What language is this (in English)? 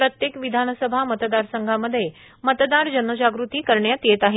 Marathi